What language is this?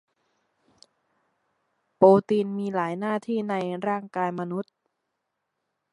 Thai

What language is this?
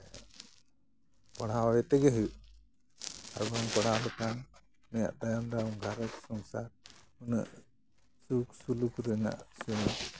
Santali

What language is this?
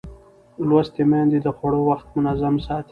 Pashto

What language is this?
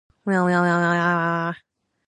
Japanese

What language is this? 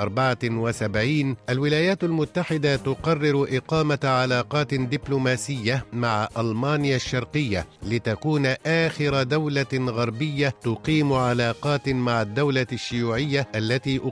Arabic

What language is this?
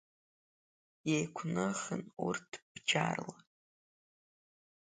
Abkhazian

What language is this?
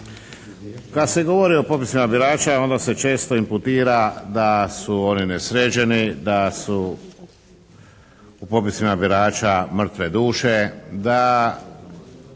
Croatian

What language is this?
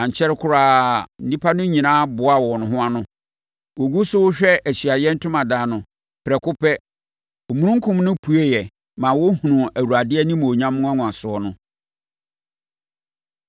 Akan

